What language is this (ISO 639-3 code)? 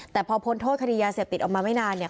tha